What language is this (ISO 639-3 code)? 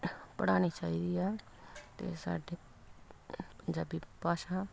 pan